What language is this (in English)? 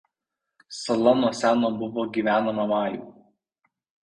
Lithuanian